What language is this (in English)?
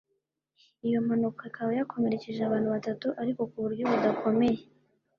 Kinyarwanda